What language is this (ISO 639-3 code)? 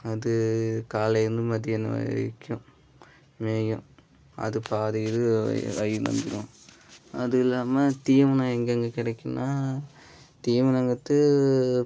tam